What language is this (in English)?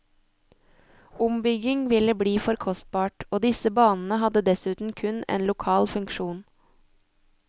Norwegian